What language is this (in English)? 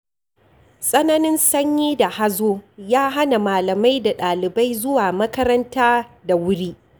Hausa